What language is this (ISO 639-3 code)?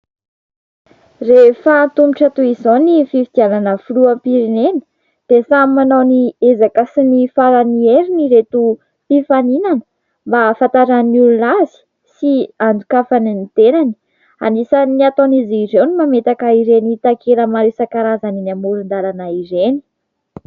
mlg